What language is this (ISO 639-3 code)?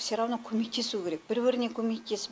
kaz